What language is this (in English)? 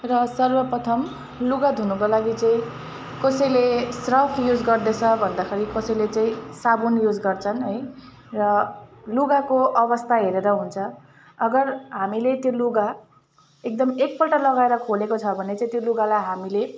Nepali